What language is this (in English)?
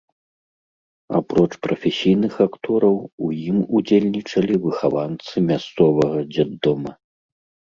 Belarusian